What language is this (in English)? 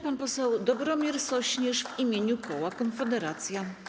Polish